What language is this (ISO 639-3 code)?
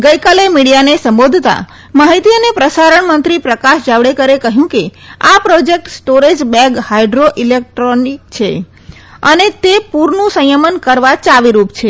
guj